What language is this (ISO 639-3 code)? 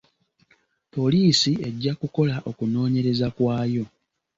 lug